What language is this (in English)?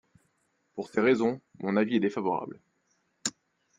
French